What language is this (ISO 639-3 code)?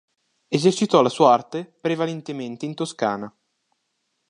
ita